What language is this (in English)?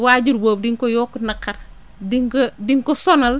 Wolof